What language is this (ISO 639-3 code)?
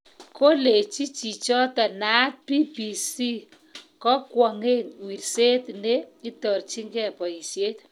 kln